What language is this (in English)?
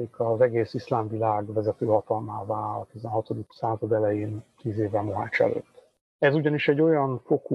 Hungarian